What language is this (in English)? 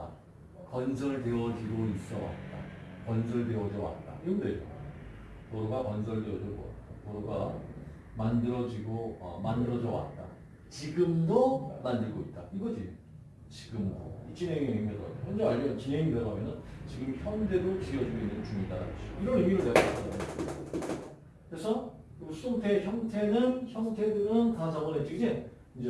Korean